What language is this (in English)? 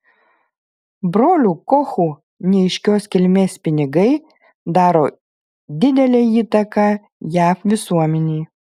Lithuanian